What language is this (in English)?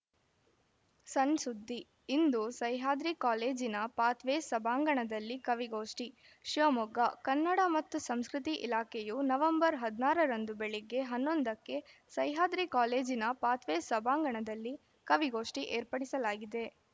Kannada